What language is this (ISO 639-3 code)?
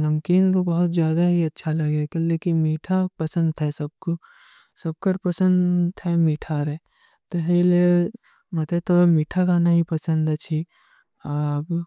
uki